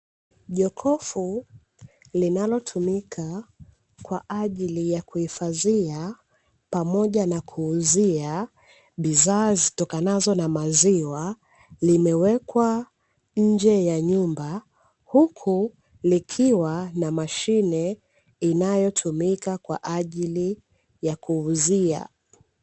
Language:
Swahili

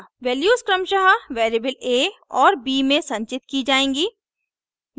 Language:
Hindi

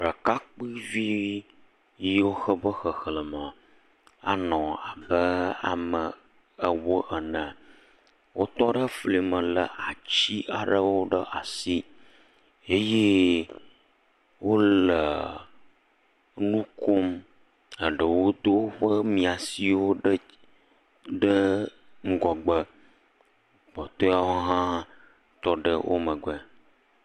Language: Ewe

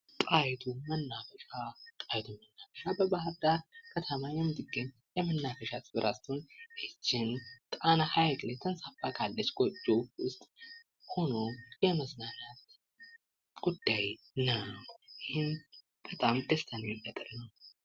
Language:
Amharic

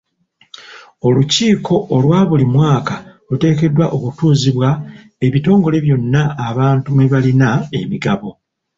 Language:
Ganda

